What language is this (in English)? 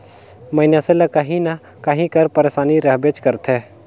Chhattisgarhi